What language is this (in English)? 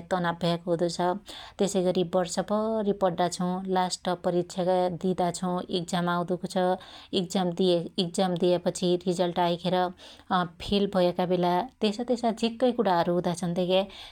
Dotyali